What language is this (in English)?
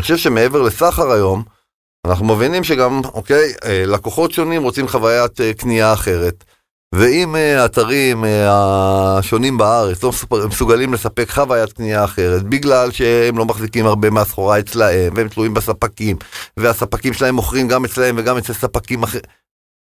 Hebrew